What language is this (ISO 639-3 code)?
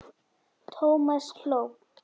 isl